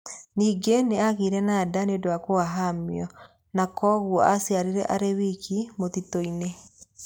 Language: Kikuyu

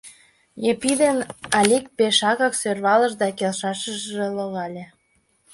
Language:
Mari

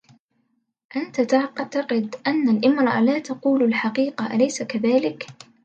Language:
Arabic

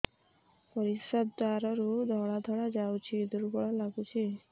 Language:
Odia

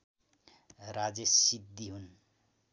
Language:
Nepali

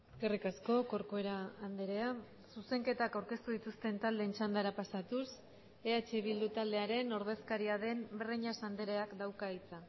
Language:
Basque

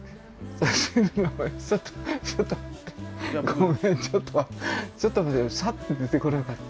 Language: Japanese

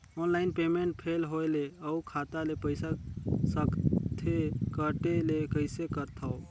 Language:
Chhattisgarhi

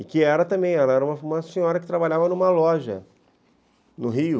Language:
Portuguese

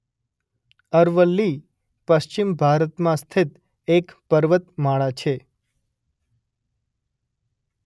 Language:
Gujarati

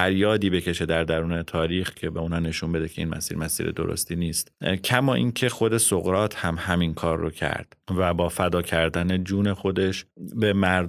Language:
Persian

